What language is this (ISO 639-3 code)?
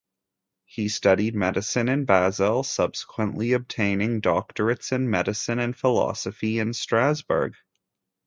eng